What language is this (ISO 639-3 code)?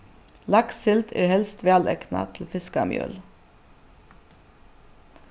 fao